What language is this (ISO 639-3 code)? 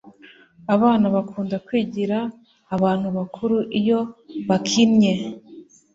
kin